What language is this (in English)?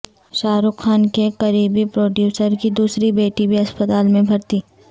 Urdu